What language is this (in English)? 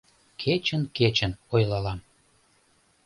Mari